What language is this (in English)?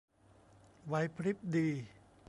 Thai